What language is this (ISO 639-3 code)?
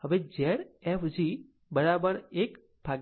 guj